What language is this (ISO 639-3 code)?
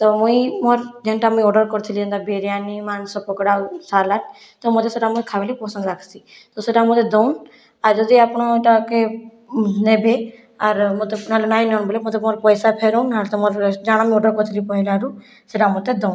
ori